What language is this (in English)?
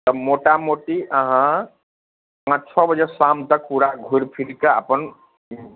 Maithili